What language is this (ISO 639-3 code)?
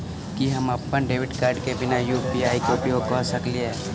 mai